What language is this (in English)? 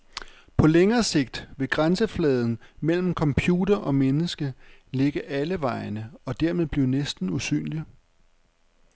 Danish